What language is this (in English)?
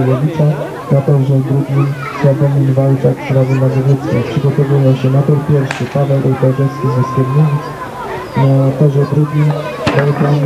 Polish